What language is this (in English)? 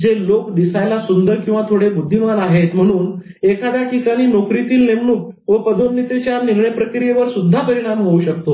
Marathi